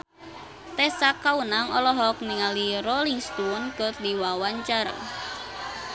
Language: Sundanese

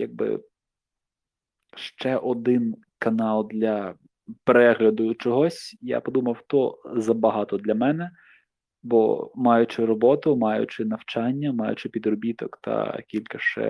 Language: Ukrainian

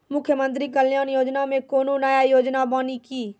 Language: Maithili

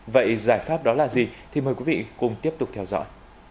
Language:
Vietnamese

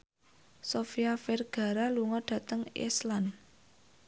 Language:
Javanese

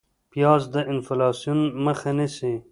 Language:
Pashto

